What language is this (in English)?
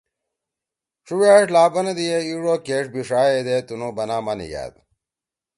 Torwali